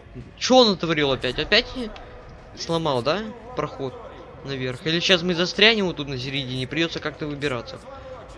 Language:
Russian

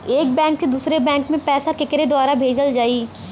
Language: Bhojpuri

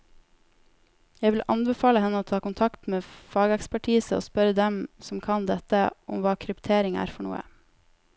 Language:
Norwegian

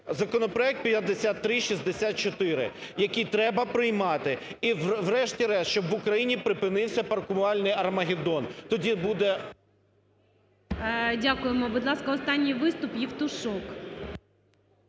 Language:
Ukrainian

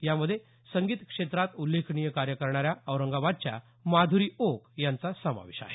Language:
Marathi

